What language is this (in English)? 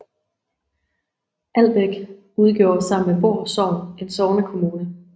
Danish